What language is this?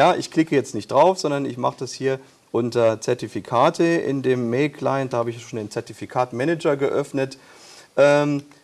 German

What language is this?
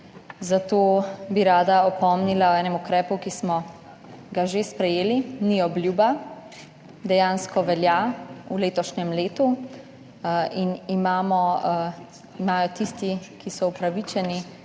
Slovenian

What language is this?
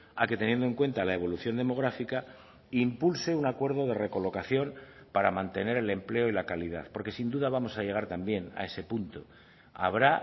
Spanish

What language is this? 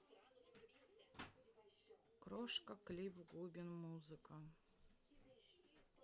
Russian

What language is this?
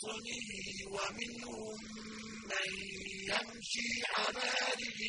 Arabic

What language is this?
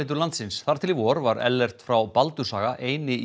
Icelandic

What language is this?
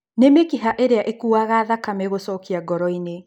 Kikuyu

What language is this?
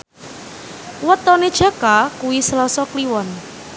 Javanese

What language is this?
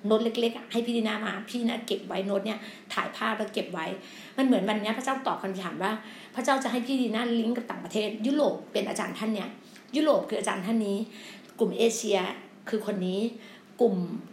Thai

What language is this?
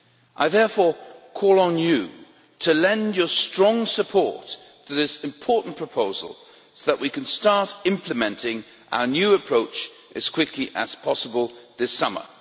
English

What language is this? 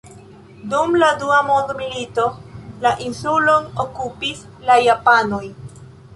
Esperanto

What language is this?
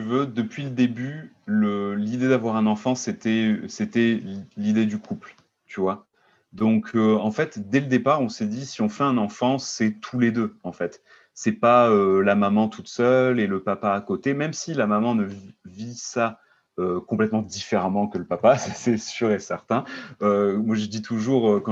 French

